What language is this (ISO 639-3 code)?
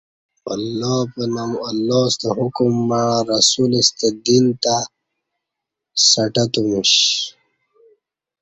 bsh